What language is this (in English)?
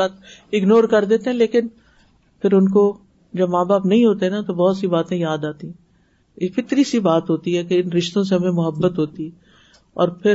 Urdu